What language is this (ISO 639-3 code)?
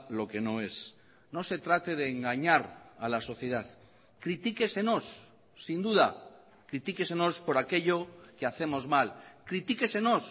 spa